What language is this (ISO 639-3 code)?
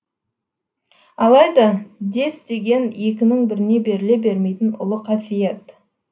kaz